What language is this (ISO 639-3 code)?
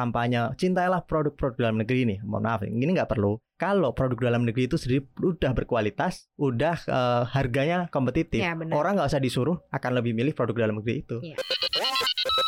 ind